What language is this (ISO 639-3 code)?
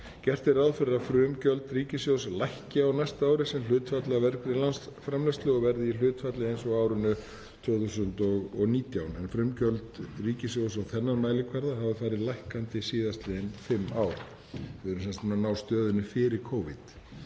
isl